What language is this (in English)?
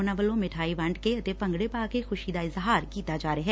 Punjabi